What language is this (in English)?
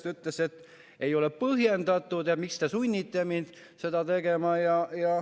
Estonian